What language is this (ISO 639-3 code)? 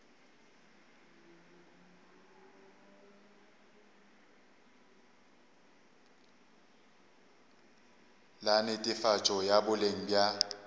nso